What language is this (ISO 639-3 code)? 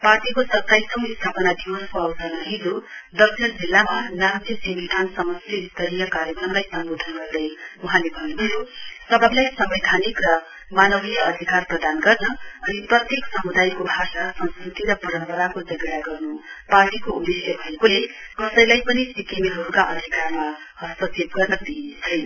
nep